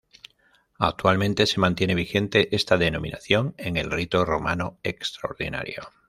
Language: Spanish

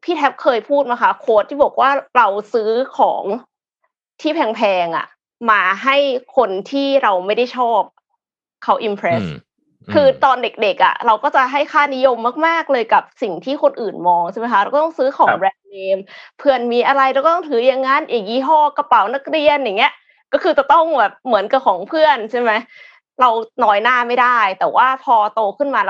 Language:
Thai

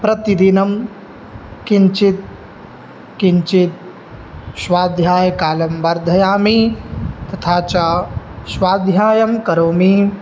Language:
Sanskrit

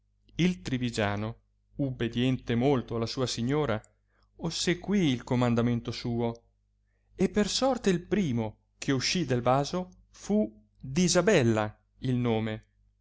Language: Italian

